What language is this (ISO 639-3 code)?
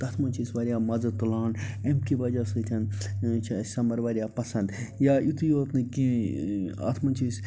kas